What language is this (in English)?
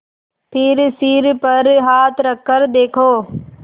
Hindi